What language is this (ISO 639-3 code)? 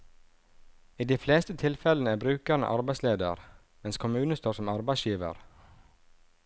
nor